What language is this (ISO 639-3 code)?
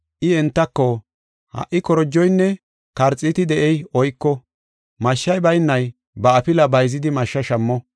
gof